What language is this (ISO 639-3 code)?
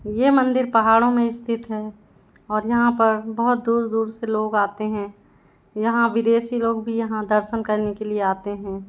hin